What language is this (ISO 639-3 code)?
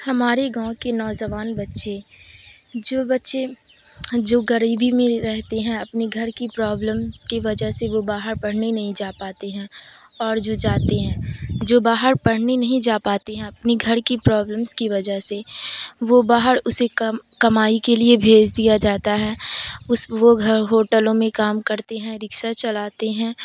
urd